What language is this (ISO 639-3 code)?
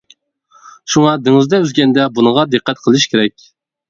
uig